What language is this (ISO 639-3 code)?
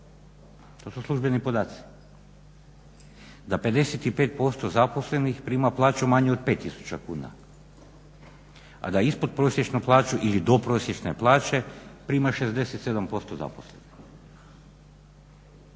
hrv